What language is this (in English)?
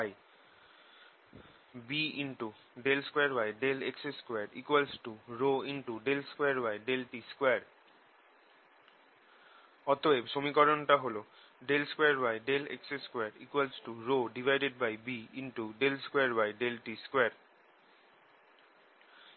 Bangla